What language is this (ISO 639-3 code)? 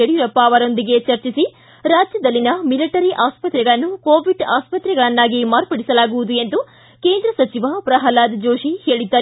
kan